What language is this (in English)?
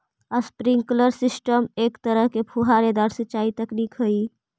Magahi